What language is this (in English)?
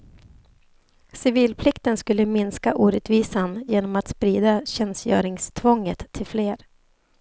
Swedish